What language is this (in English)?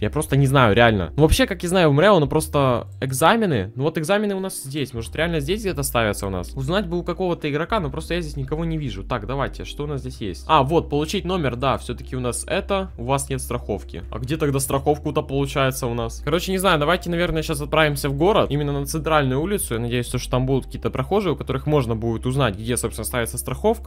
Russian